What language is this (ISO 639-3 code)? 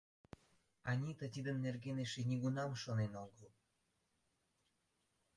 chm